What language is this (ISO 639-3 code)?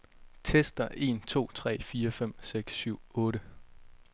dan